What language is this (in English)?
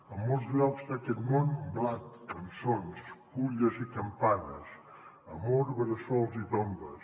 Catalan